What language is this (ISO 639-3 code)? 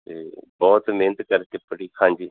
pan